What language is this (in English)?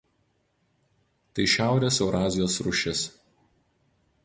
Lithuanian